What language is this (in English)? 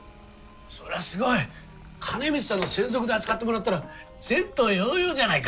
Japanese